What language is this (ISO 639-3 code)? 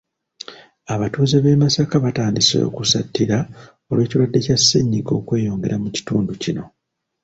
lug